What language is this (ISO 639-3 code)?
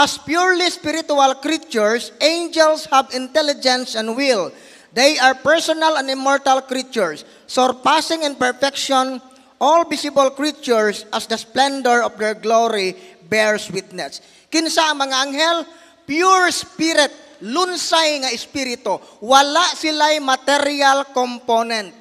fil